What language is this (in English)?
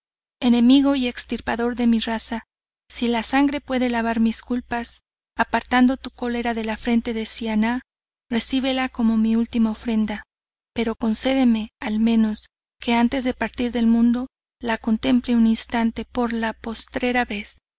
Spanish